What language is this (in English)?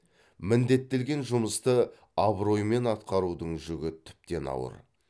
Kazakh